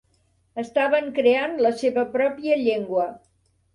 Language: Catalan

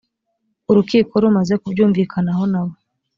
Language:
Kinyarwanda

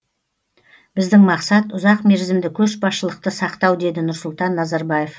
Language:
Kazakh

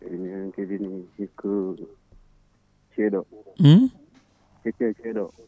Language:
Fula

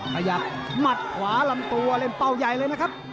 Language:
Thai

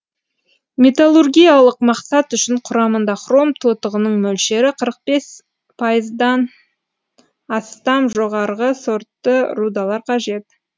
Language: Kazakh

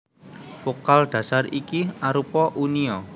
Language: Javanese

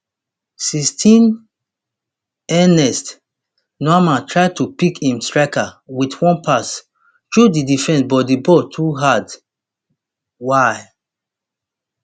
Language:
Nigerian Pidgin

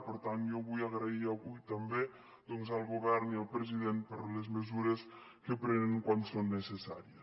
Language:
Catalan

